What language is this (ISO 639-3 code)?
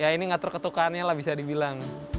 ind